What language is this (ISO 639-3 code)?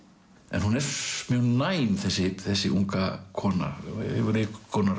isl